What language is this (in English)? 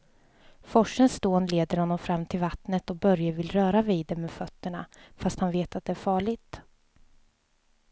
Swedish